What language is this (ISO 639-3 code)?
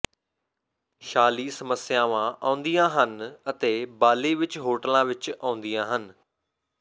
pan